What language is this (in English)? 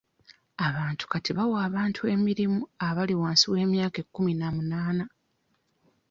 Ganda